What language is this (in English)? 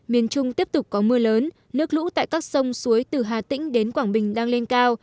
Vietnamese